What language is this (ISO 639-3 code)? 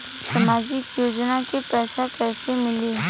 bho